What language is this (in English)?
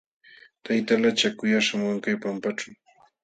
Jauja Wanca Quechua